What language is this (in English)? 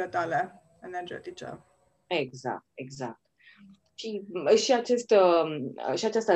Romanian